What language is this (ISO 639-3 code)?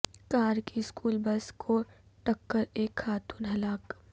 urd